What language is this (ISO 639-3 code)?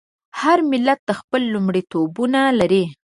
pus